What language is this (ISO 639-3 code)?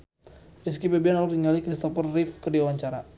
sun